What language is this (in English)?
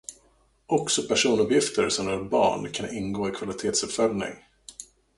Swedish